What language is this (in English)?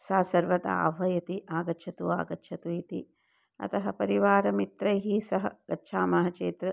Sanskrit